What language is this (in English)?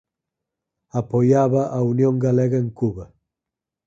Galician